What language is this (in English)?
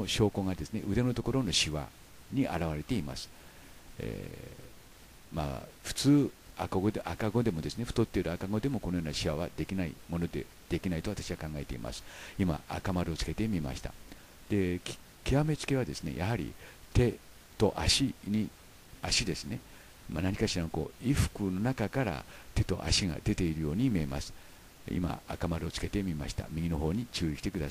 Japanese